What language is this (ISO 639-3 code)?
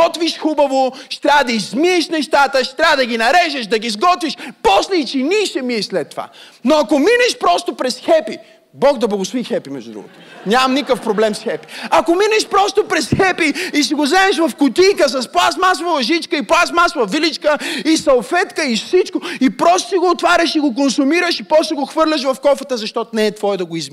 bul